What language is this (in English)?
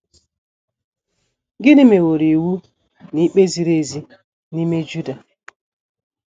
Igbo